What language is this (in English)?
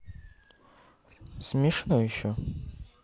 Russian